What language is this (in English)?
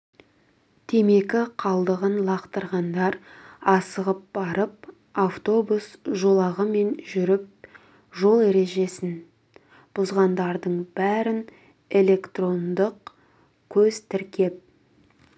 Kazakh